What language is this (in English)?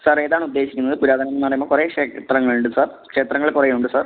Malayalam